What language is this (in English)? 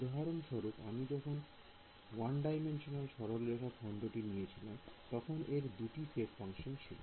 Bangla